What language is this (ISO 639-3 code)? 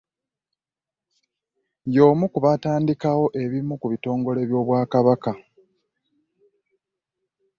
lug